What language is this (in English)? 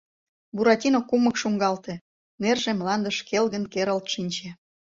Mari